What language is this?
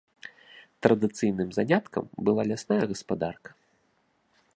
Belarusian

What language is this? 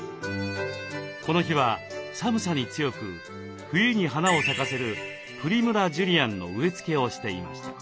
Japanese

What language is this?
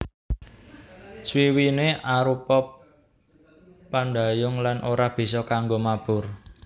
Javanese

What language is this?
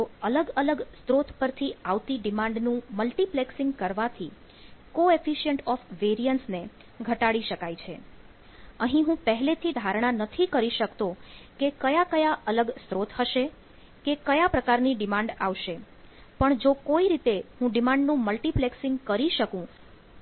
Gujarati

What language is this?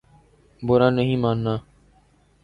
Urdu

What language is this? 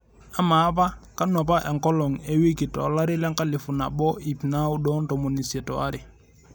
Masai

